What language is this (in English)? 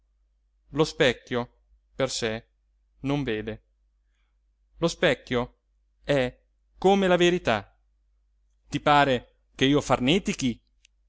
Italian